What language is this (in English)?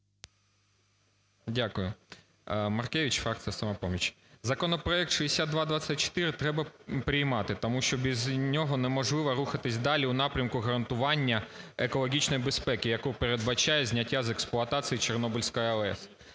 Ukrainian